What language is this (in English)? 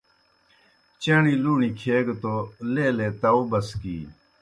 Kohistani Shina